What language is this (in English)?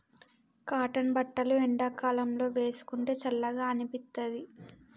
Telugu